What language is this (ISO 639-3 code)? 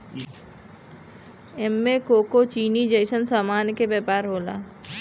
bho